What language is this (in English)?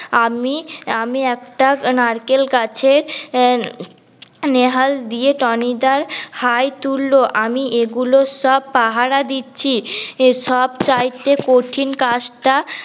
Bangla